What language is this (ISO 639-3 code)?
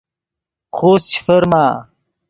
ydg